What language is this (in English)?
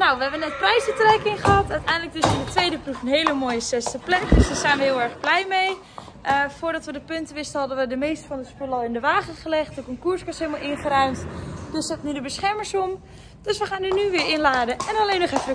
Dutch